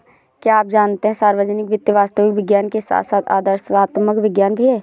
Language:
Hindi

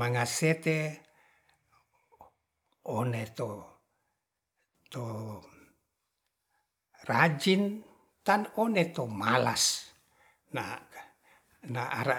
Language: Ratahan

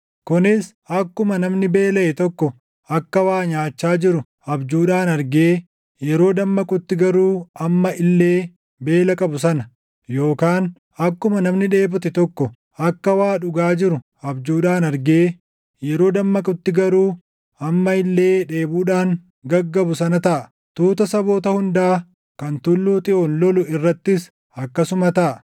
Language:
Oromo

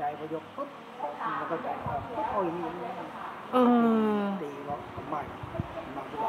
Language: Thai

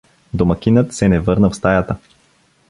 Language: Bulgarian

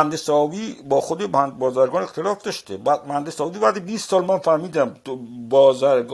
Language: Persian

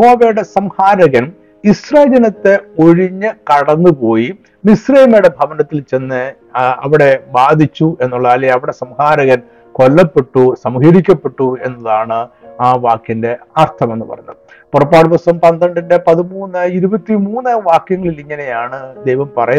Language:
Malayalam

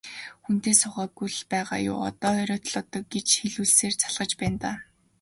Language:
Mongolian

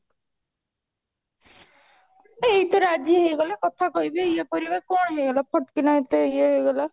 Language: Odia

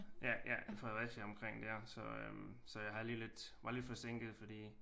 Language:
Danish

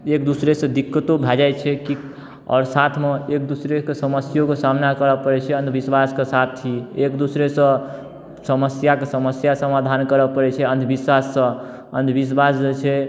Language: Maithili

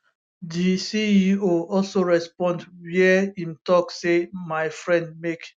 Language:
Nigerian Pidgin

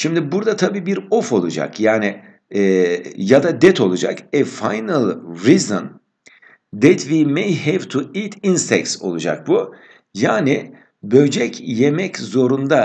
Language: Turkish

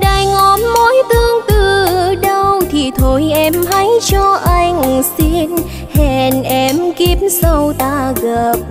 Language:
Vietnamese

